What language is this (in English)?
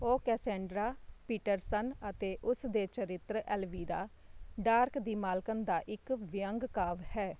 Punjabi